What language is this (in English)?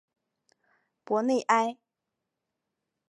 Chinese